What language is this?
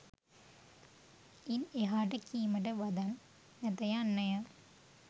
Sinhala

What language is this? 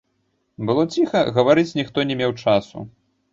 Belarusian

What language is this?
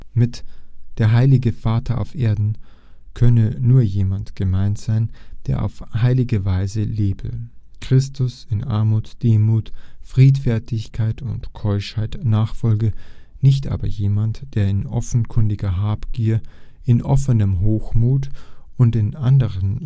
German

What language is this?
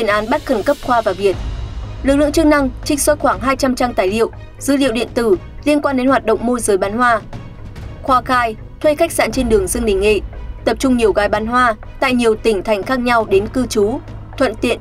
Vietnamese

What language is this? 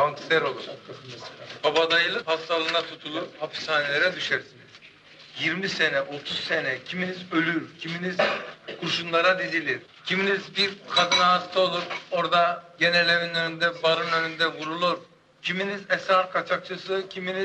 Turkish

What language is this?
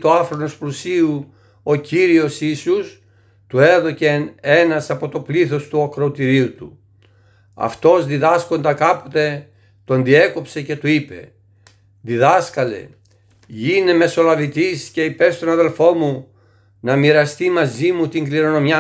Greek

